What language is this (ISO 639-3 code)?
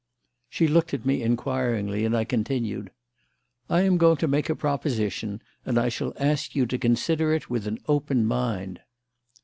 eng